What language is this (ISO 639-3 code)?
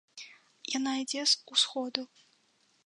bel